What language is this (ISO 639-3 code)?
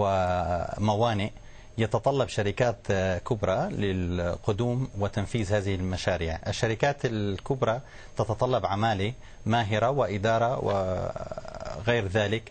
ara